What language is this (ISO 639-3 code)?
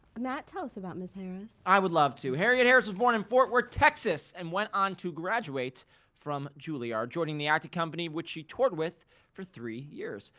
eng